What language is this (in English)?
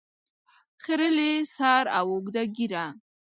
Pashto